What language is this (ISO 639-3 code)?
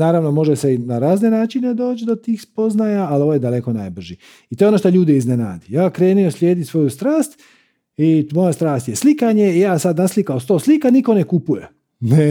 hrv